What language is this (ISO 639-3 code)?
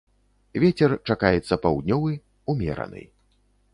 bel